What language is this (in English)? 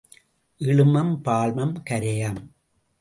Tamil